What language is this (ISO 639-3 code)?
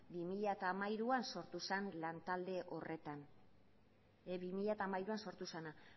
eus